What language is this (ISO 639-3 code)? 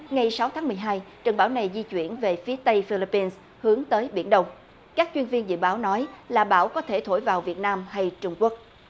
vie